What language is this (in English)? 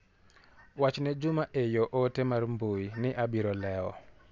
Luo (Kenya and Tanzania)